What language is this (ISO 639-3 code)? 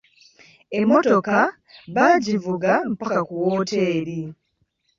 lug